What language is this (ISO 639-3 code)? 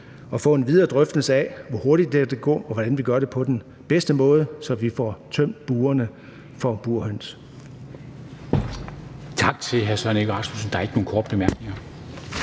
dan